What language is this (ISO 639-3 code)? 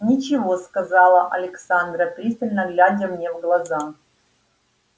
rus